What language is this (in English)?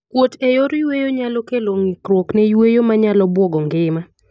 Luo (Kenya and Tanzania)